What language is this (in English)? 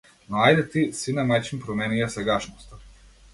Macedonian